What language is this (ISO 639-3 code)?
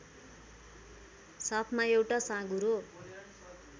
nep